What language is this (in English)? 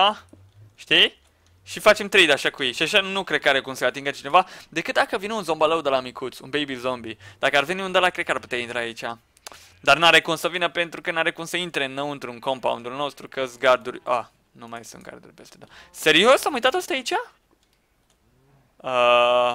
Romanian